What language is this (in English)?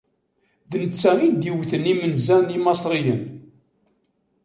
Kabyle